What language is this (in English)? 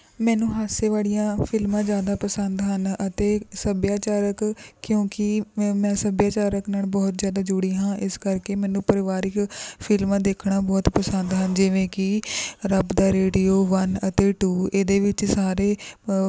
Punjabi